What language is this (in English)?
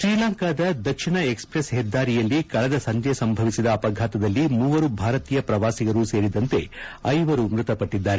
Kannada